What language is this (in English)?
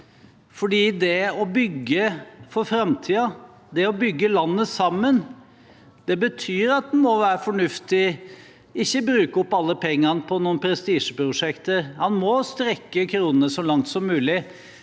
Norwegian